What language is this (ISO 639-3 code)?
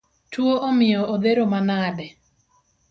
luo